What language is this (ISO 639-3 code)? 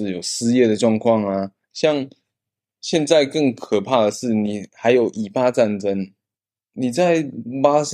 zho